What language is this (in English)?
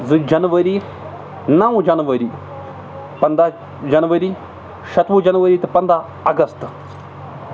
Kashmiri